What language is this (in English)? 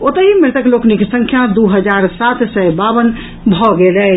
Maithili